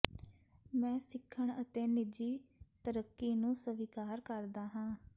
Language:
Punjabi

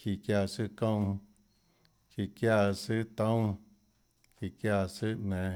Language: Tlacoatzintepec Chinantec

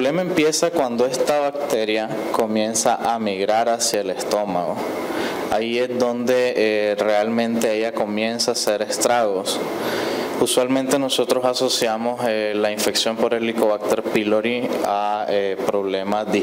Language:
Spanish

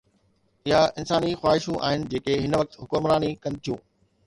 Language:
Sindhi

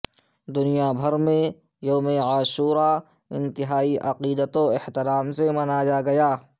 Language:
Urdu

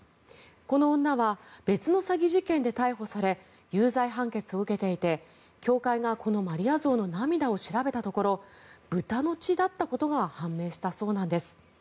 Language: Japanese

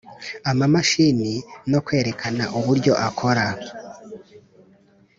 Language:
Kinyarwanda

